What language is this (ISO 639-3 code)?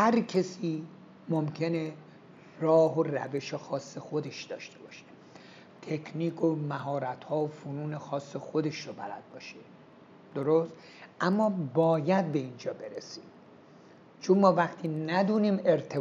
fas